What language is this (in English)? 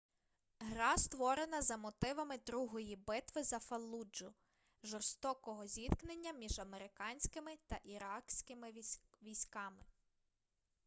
Ukrainian